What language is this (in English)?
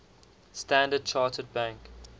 English